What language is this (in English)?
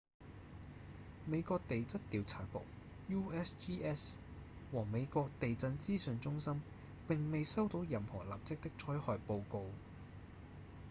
Cantonese